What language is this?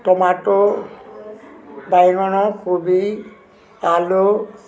Odia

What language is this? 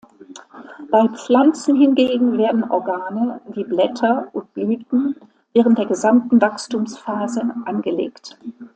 German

